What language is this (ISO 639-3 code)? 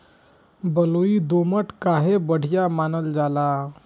bho